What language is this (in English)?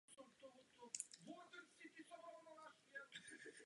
Czech